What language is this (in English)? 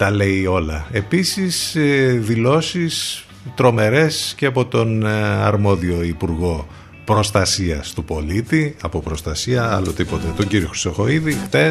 Greek